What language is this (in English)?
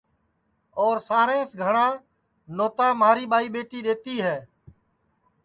Sansi